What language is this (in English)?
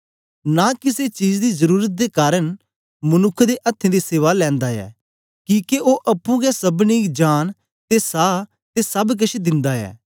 Dogri